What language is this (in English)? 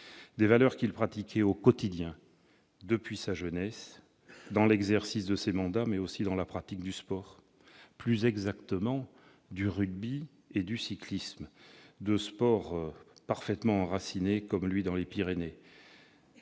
French